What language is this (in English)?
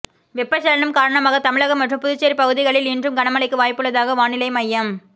Tamil